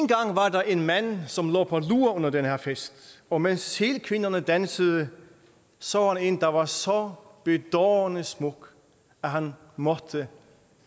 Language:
Danish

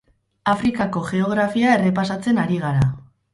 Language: Basque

